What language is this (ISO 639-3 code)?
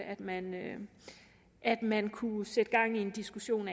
dan